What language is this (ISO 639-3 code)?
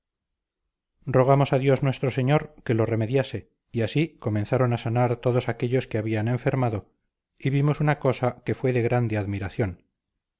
spa